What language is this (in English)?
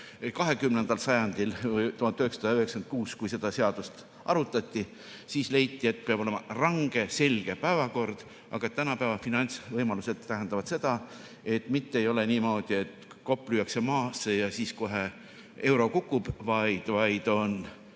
Estonian